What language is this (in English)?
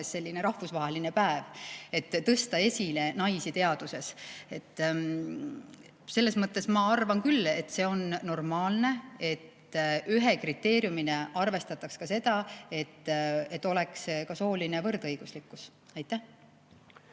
Estonian